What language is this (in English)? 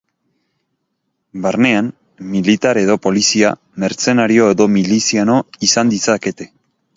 Basque